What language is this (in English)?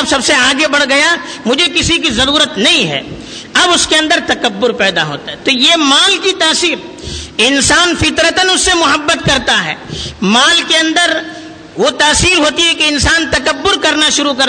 Urdu